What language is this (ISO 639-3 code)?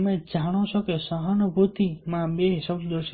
guj